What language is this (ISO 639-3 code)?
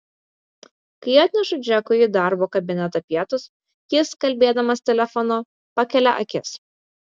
lit